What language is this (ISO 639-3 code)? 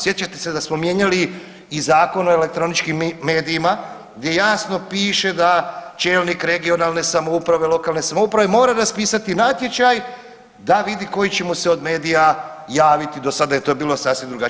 hrv